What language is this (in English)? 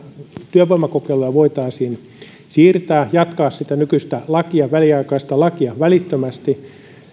Finnish